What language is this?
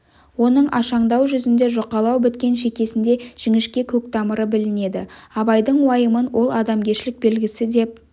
Kazakh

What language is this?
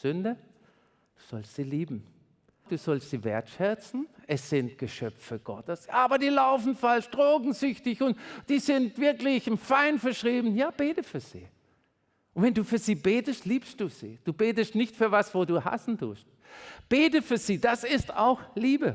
German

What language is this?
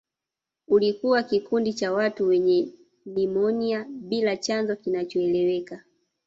Swahili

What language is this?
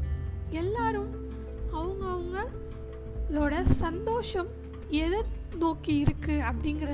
Tamil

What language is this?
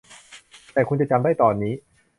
Thai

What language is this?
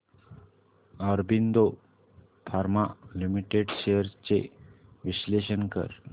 Marathi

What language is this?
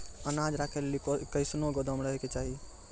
Maithili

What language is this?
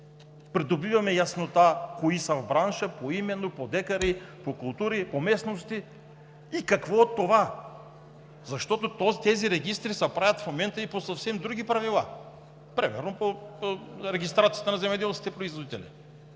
Bulgarian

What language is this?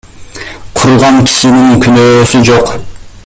Kyrgyz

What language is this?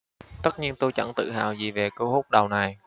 Vietnamese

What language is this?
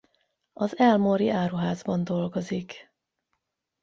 Hungarian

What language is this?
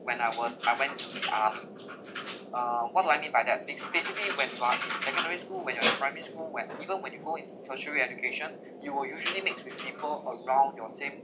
English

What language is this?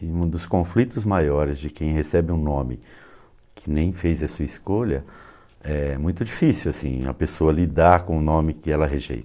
Portuguese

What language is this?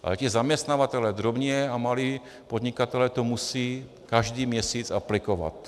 Czech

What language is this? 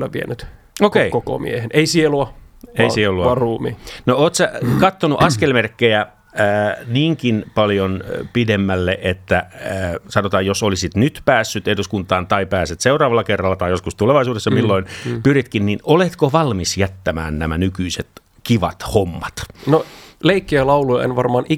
Finnish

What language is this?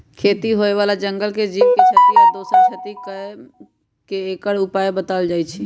Magahi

